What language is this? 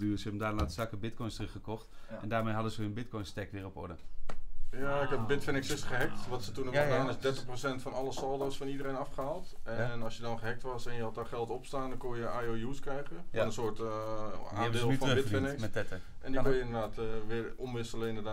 Dutch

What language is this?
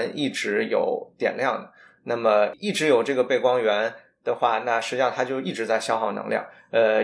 Chinese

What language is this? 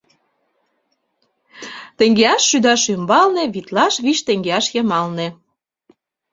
Mari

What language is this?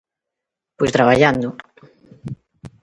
Galician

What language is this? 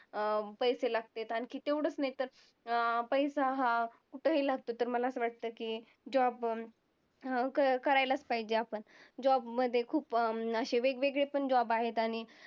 Marathi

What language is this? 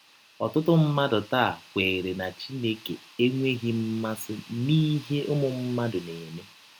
Igbo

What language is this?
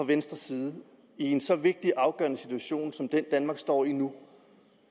Danish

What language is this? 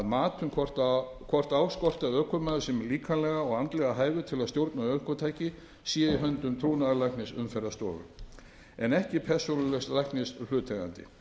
Icelandic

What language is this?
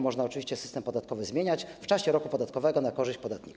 Polish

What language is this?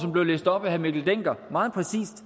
Danish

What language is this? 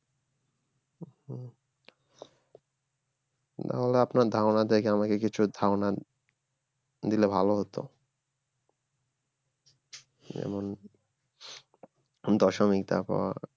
Bangla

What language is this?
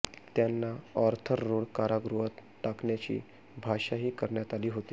Marathi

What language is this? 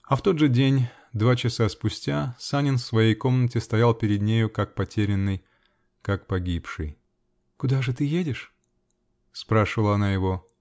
Russian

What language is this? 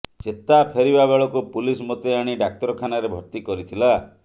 Odia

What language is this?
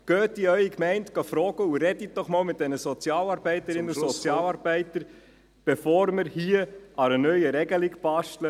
Swiss German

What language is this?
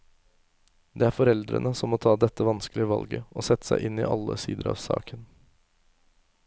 Norwegian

